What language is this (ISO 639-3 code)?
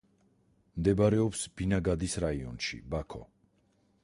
kat